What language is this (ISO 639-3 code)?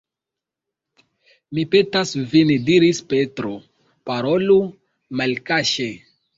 epo